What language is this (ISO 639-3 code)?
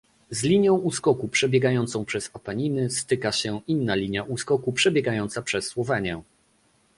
pol